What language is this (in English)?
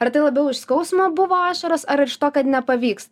Lithuanian